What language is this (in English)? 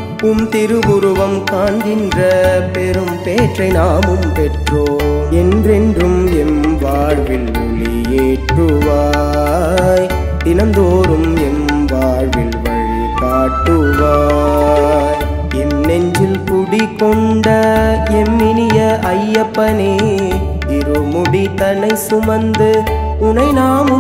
Tamil